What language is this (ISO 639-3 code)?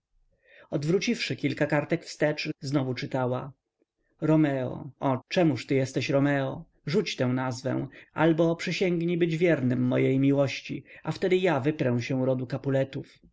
pol